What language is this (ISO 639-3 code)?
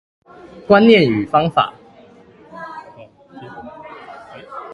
zho